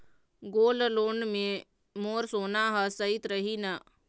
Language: Chhattisgarhi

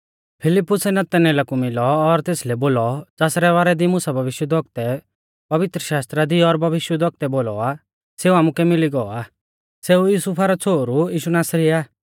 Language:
Mahasu Pahari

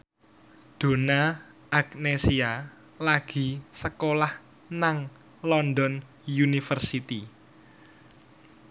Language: Javanese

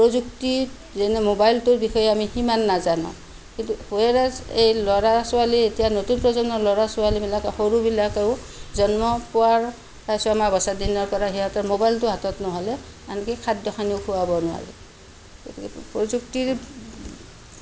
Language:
Assamese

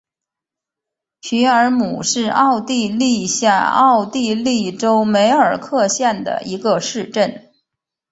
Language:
Chinese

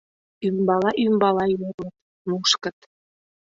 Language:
Mari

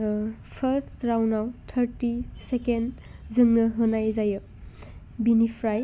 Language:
Bodo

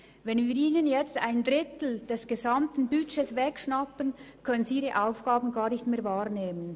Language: Swiss German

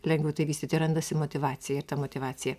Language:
Lithuanian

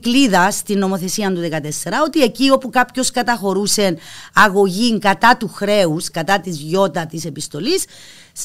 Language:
Greek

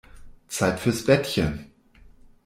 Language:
German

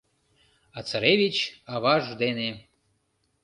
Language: Mari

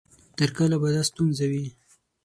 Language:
Pashto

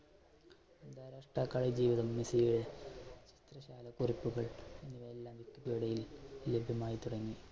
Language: Malayalam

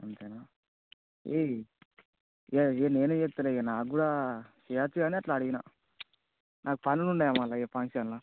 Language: Telugu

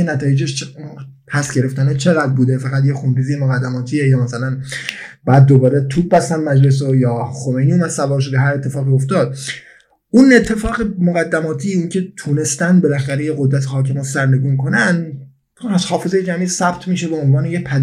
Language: Persian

